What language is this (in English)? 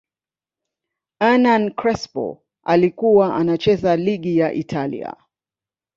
Swahili